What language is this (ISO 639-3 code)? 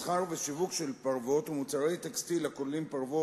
heb